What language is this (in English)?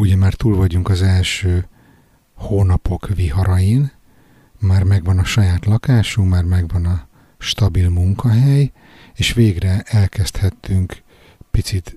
Hungarian